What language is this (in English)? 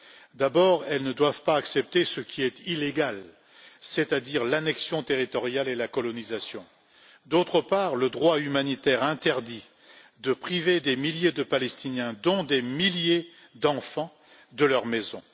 French